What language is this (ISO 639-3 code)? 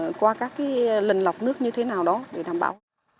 vie